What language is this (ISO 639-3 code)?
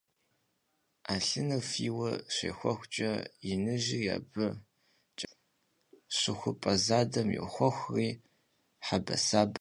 kbd